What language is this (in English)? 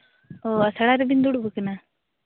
Santali